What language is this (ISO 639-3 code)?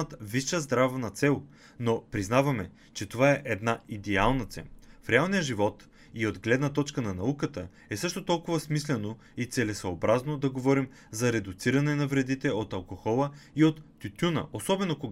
bul